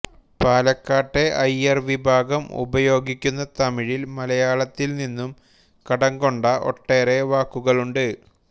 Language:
Malayalam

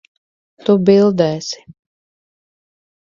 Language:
Latvian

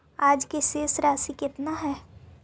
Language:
Magahi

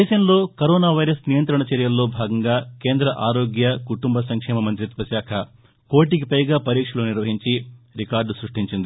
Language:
Telugu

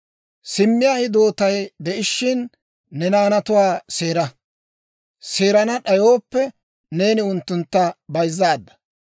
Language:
Dawro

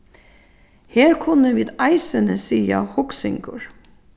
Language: Faroese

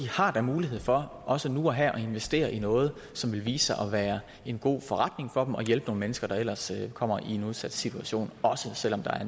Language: Danish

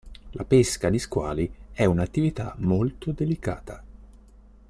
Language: Italian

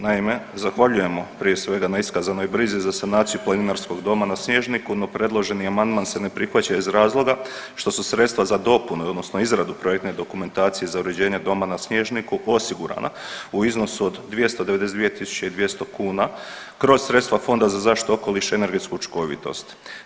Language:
Croatian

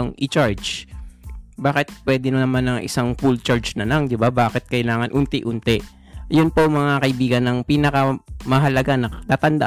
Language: Filipino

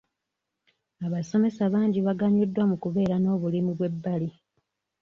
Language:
Ganda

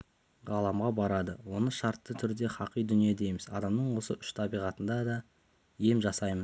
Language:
Kazakh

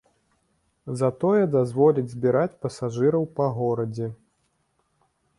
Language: Belarusian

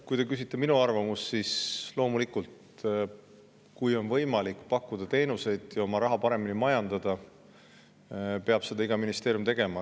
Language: Estonian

